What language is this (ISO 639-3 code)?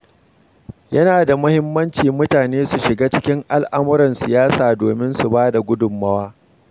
hau